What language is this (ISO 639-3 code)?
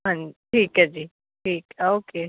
pan